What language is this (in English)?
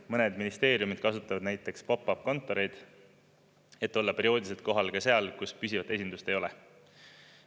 Estonian